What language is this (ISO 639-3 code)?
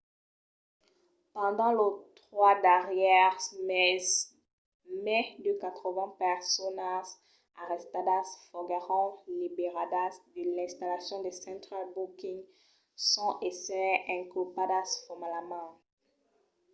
oci